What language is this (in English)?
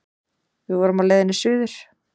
Icelandic